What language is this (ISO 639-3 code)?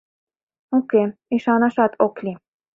chm